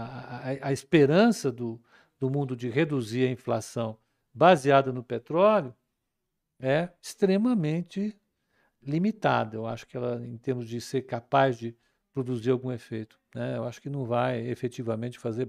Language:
Portuguese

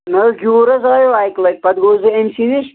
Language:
Kashmiri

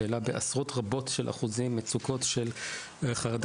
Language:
Hebrew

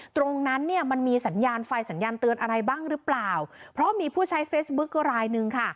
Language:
Thai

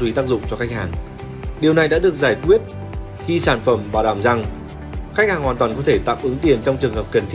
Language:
Vietnamese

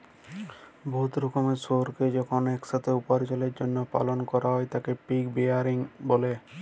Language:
Bangla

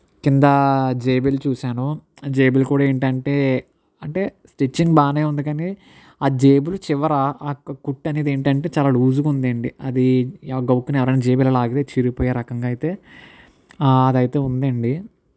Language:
Telugu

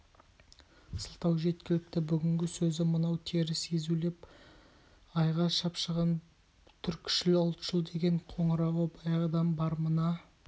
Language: Kazakh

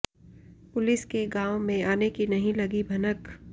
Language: Hindi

